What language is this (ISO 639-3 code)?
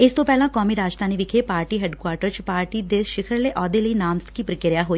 pan